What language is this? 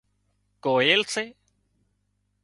Wadiyara Koli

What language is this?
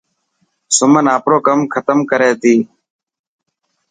Dhatki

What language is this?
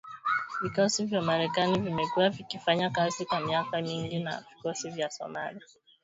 Swahili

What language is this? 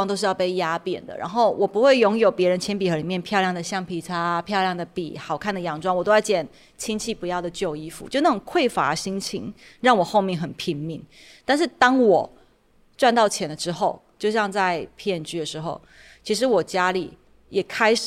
Chinese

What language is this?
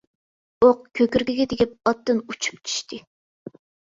Uyghur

